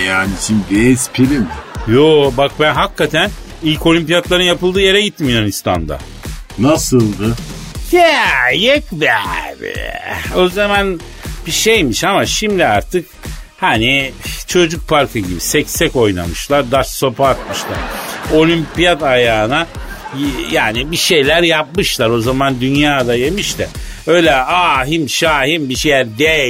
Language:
Turkish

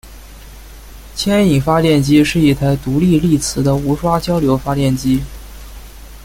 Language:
Chinese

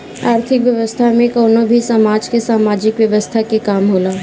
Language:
Bhojpuri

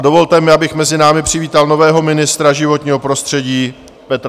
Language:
Czech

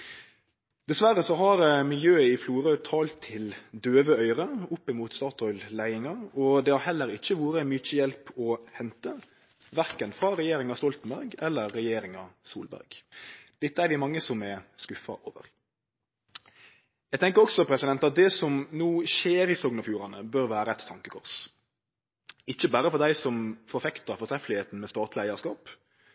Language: Norwegian Nynorsk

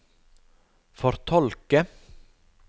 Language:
Norwegian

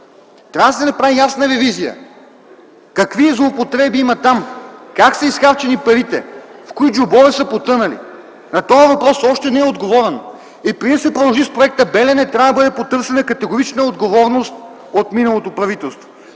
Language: Bulgarian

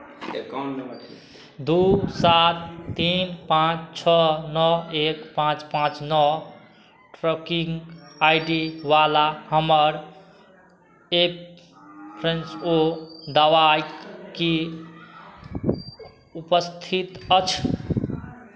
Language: Maithili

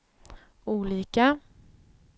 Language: Swedish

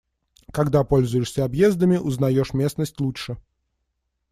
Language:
Russian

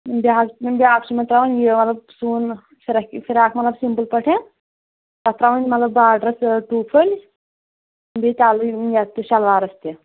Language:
Kashmiri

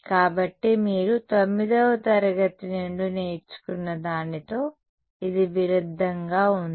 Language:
Telugu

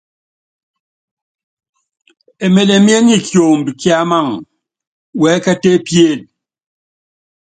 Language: Yangben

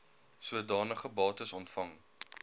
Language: Afrikaans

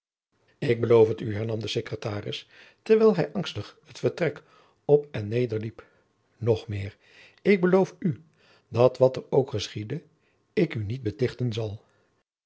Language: Dutch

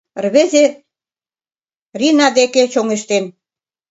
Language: Mari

